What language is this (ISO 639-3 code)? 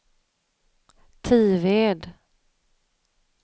swe